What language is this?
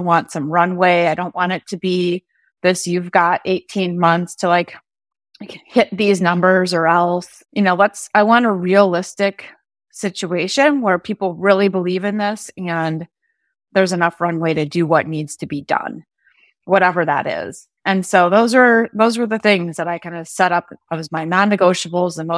English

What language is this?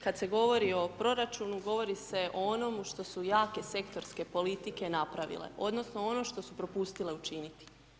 Croatian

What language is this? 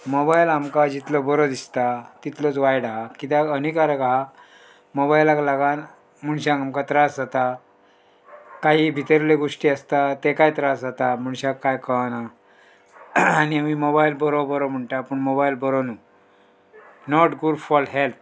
Konkani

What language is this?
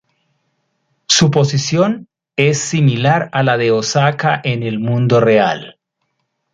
Spanish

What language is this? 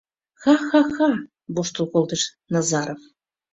Mari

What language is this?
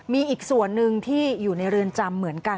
Thai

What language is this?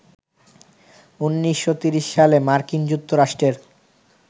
Bangla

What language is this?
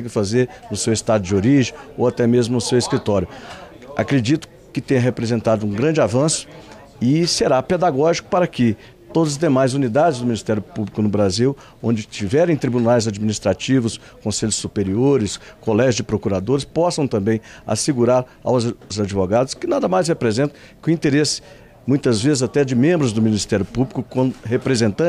Portuguese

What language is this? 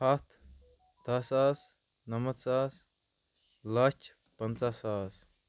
Kashmiri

